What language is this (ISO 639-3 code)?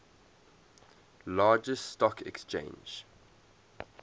eng